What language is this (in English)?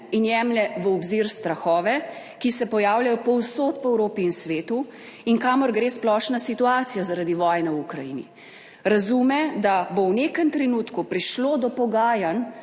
Slovenian